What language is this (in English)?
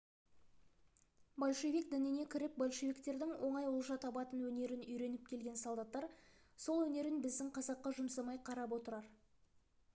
Kazakh